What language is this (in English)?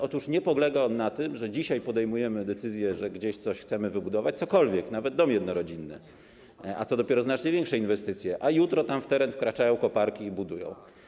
Polish